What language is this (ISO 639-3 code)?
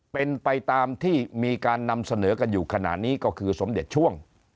tha